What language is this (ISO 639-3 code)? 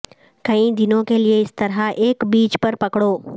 urd